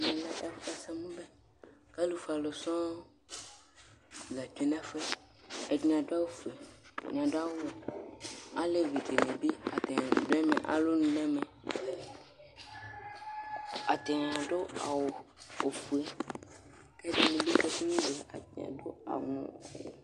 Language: Ikposo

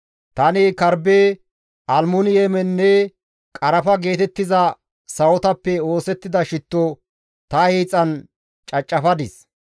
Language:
Gamo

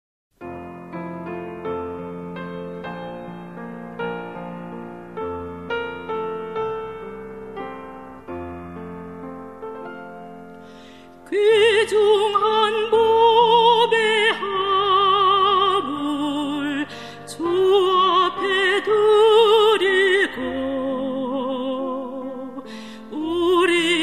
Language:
Arabic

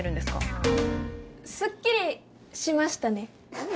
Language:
Japanese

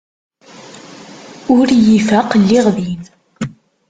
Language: Kabyle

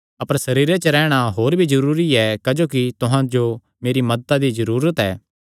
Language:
Kangri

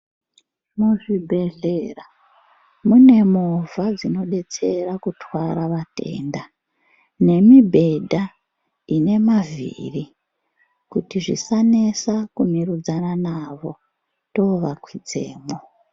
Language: Ndau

